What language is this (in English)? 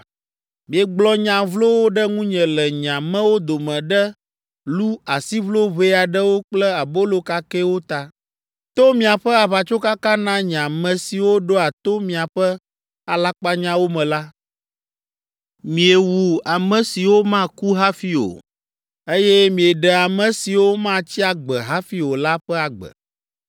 Ewe